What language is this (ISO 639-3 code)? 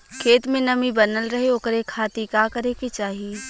bho